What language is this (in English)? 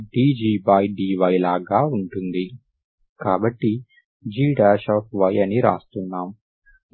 Telugu